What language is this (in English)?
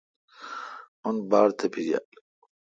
Kalkoti